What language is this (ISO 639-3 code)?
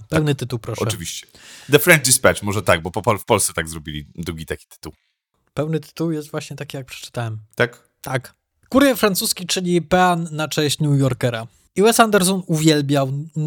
pol